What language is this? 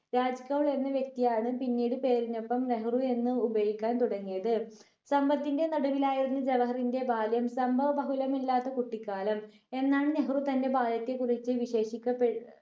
Malayalam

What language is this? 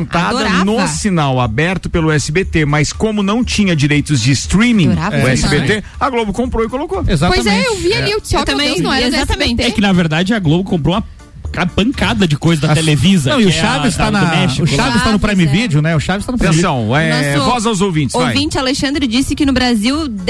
Portuguese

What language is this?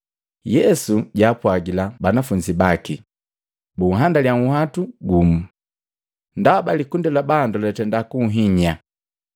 Matengo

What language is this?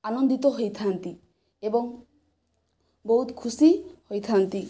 Odia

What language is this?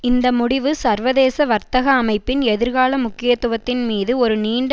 Tamil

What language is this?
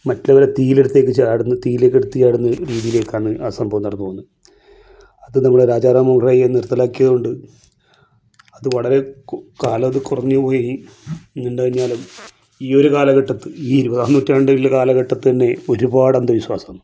Malayalam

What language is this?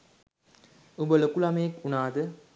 Sinhala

